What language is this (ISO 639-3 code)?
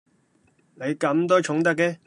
yue